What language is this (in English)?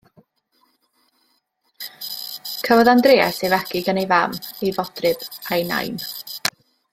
Welsh